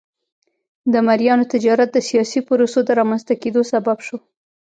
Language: Pashto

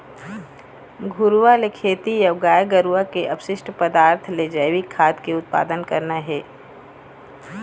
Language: Chhattisgarhi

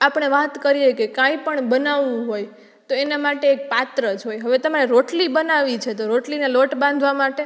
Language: Gujarati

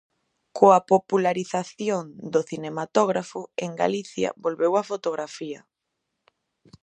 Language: Galician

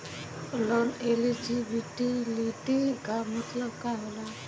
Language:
Bhojpuri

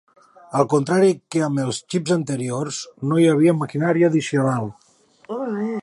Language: Catalan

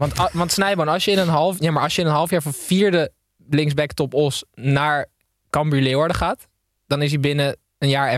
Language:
Dutch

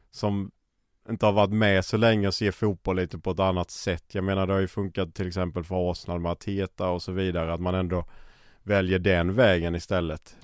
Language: Swedish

